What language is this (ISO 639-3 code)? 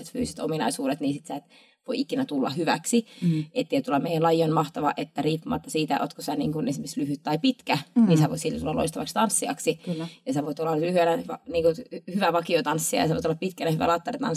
fin